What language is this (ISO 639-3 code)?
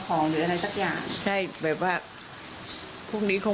tha